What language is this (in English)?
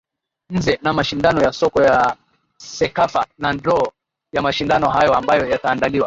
Swahili